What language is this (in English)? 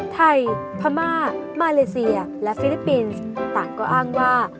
Thai